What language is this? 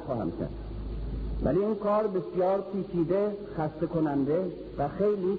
Persian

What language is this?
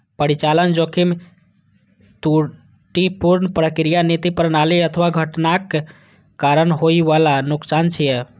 Maithili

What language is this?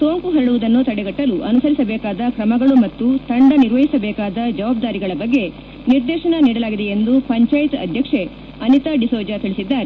Kannada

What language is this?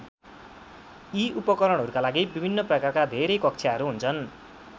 Nepali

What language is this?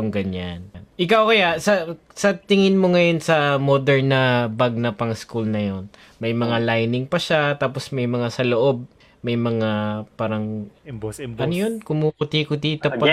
Filipino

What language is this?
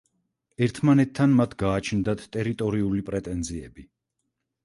Georgian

